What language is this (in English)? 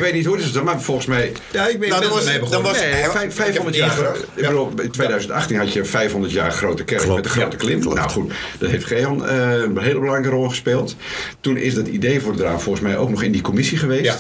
Dutch